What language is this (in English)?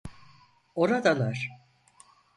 Turkish